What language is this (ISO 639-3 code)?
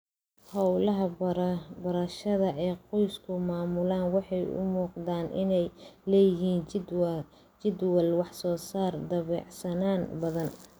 som